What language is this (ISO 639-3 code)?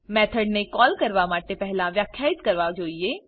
guj